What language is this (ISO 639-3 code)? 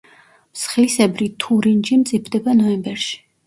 kat